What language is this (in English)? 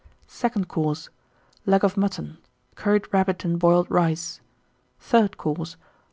English